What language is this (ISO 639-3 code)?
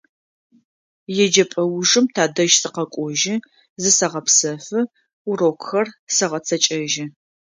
ady